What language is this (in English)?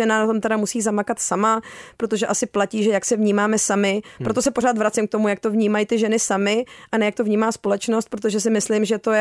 Czech